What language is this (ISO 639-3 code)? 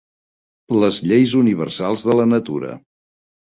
cat